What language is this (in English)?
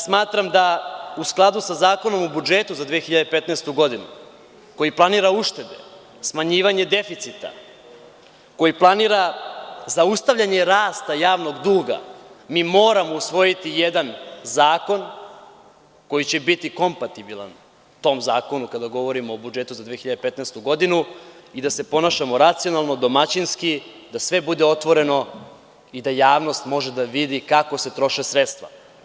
Serbian